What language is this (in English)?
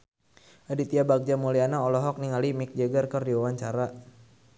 Sundanese